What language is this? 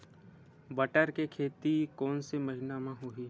Chhattisgarhi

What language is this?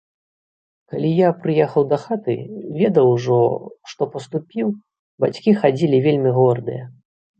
Belarusian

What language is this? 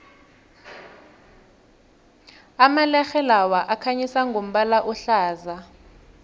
South Ndebele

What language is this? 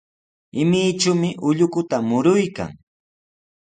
Sihuas Ancash Quechua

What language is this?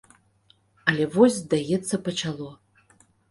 Belarusian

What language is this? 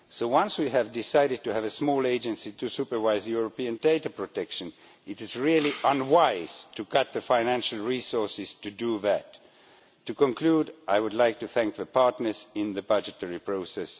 English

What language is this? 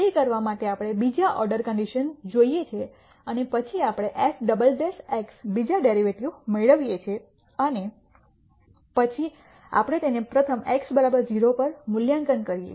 Gujarati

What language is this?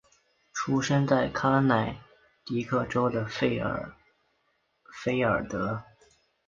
Chinese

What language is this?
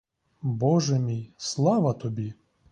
Ukrainian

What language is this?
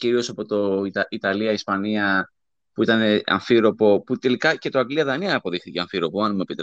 Greek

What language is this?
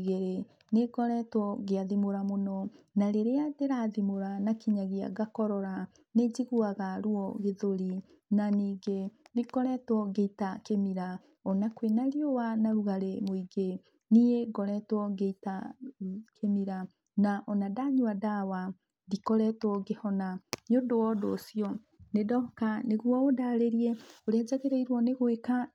Kikuyu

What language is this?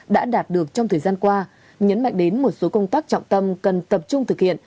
Vietnamese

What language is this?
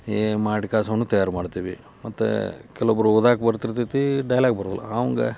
Kannada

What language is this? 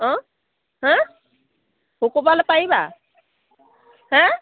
Assamese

